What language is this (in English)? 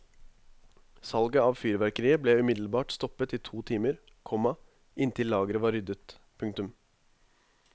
Norwegian